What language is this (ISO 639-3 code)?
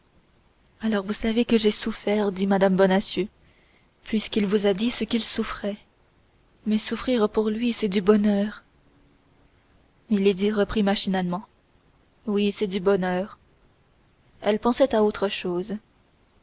fra